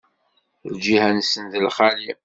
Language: Kabyle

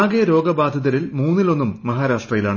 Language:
Malayalam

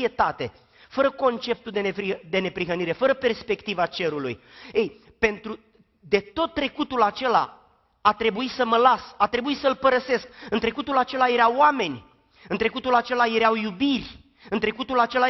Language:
Romanian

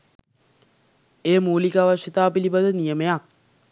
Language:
Sinhala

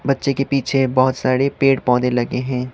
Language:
Hindi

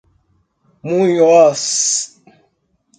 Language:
Portuguese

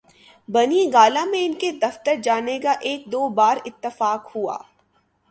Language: Urdu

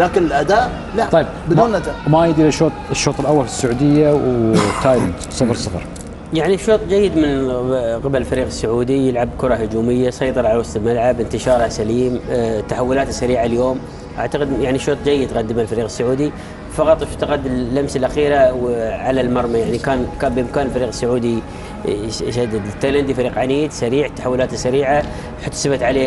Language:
Arabic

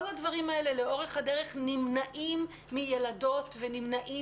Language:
Hebrew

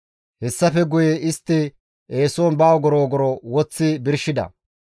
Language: Gamo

